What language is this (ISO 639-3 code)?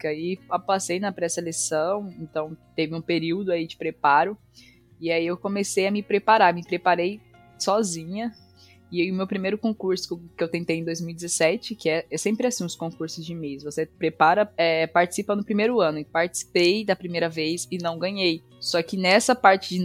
por